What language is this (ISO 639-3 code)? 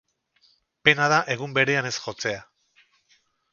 eus